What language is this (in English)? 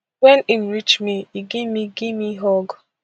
Nigerian Pidgin